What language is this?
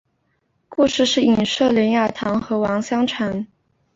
Chinese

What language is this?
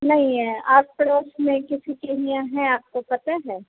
Hindi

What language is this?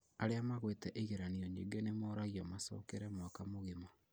Kikuyu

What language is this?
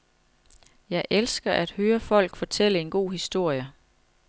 Danish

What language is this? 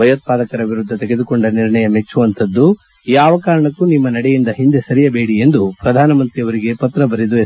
Kannada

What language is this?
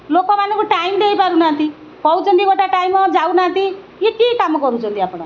Odia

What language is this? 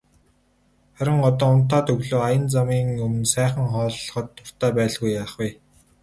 Mongolian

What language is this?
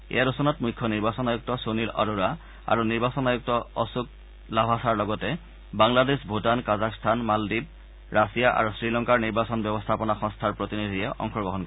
Assamese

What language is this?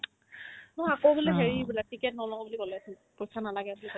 Assamese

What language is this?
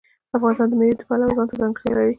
Pashto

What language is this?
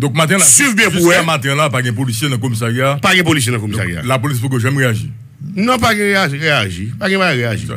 French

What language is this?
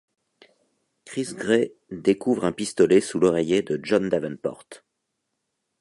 French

